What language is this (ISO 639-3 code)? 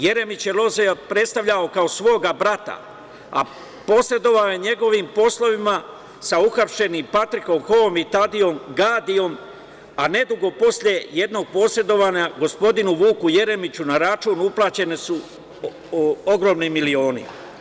srp